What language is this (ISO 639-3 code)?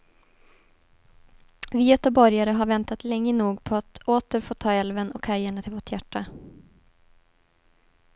swe